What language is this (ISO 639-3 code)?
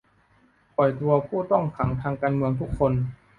tha